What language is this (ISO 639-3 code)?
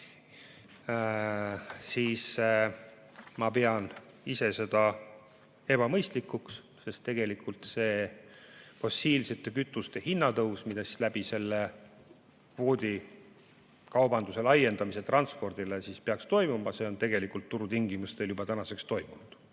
est